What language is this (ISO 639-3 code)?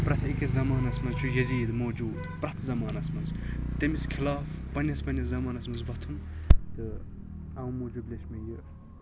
kas